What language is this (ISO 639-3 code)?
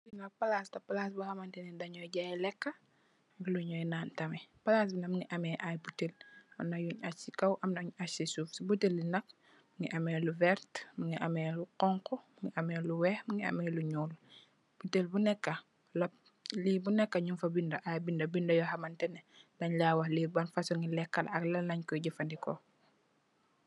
wol